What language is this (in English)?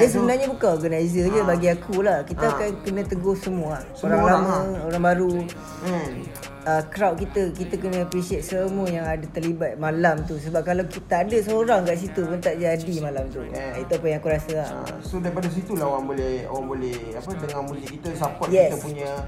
Malay